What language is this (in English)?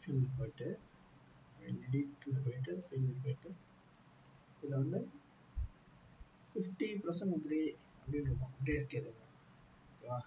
Tamil